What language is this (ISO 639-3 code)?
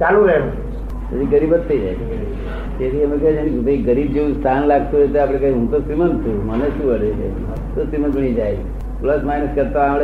guj